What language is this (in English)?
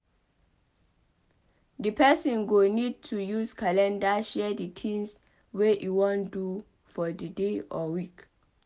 Nigerian Pidgin